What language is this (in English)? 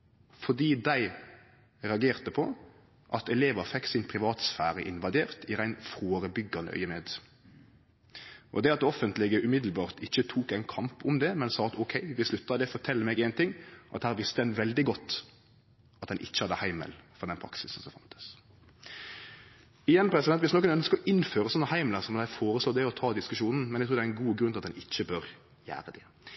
Norwegian Nynorsk